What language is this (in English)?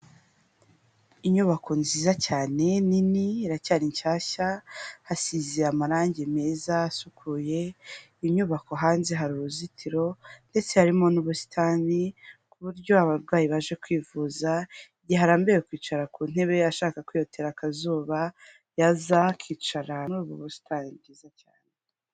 Kinyarwanda